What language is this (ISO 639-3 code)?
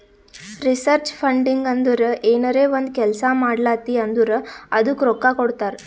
kan